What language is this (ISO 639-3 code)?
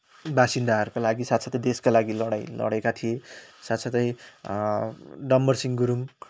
nep